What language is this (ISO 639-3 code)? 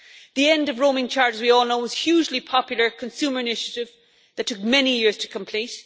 eng